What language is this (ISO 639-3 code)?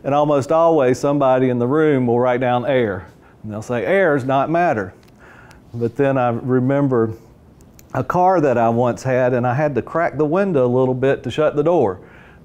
eng